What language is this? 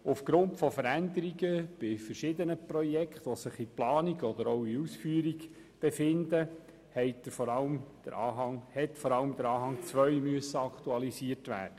Swiss German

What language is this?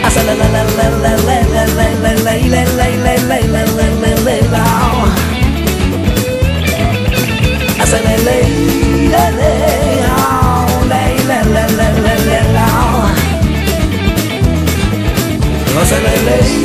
Spanish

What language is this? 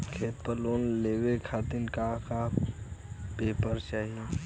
Bhojpuri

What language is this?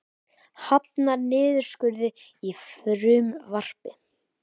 Icelandic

